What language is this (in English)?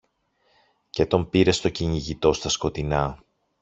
Greek